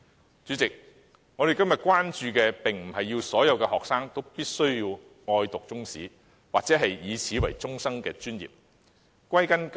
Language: Cantonese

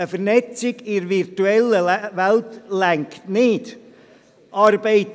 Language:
Swiss German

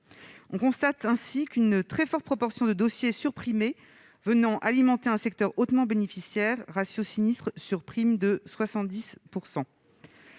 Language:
French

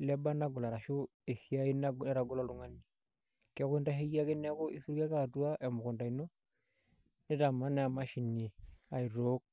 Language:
Masai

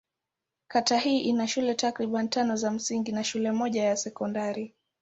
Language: Swahili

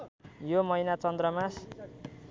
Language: Nepali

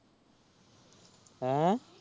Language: Punjabi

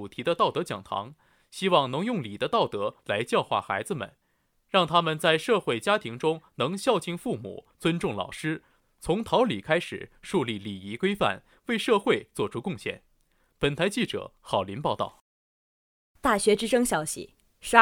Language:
Chinese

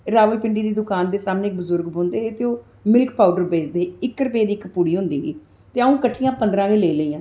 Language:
Dogri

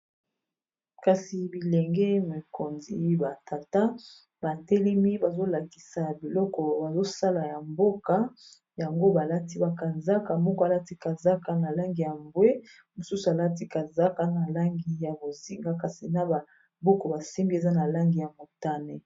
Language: Lingala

